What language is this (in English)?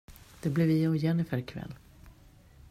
Swedish